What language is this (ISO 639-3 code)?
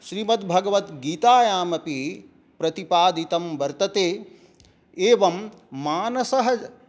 san